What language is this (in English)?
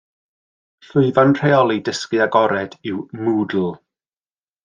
Welsh